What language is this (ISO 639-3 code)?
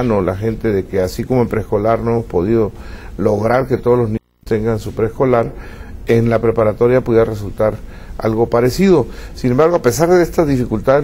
spa